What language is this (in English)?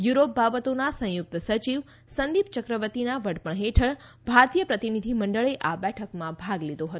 Gujarati